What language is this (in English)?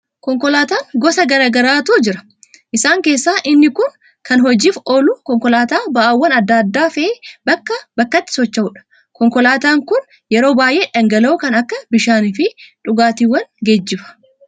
Oromo